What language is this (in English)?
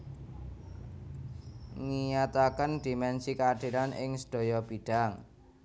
Javanese